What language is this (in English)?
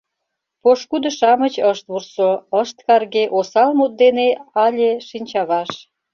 Mari